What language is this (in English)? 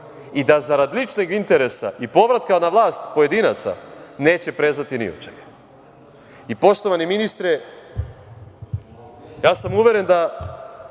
Serbian